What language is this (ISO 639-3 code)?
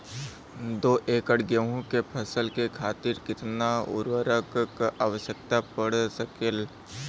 bho